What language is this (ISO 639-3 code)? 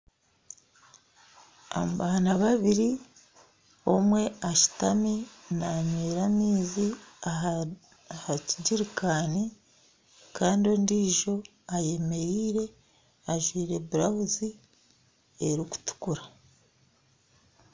nyn